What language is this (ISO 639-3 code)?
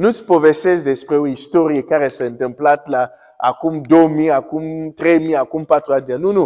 ron